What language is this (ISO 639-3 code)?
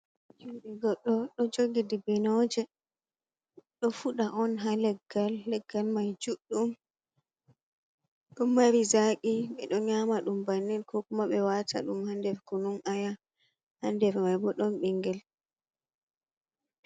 ful